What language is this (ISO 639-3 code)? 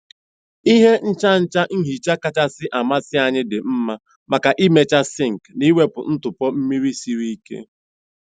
ibo